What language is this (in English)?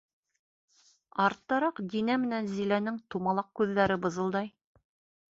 Bashkir